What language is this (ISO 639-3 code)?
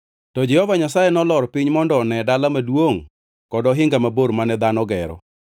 luo